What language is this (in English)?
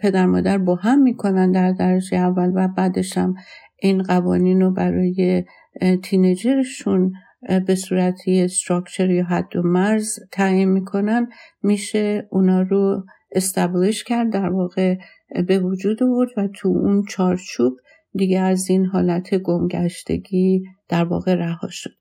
Persian